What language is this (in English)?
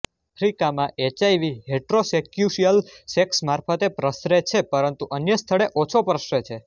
Gujarati